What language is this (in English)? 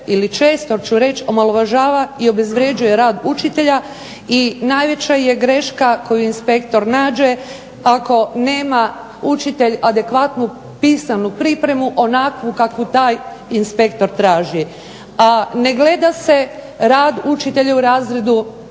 Croatian